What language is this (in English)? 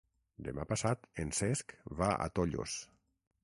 Catalan